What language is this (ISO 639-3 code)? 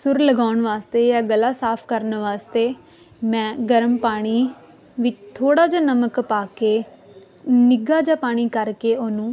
pan